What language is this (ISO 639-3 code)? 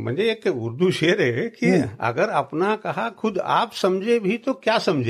mar